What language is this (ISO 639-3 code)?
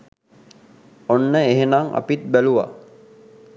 sin